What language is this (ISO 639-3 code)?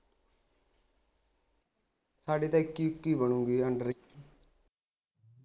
pan